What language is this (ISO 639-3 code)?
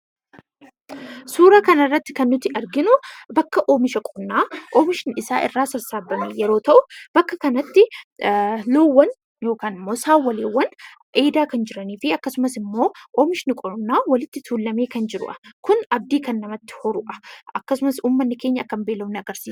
orm